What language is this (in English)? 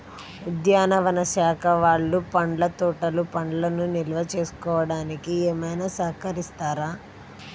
Telugu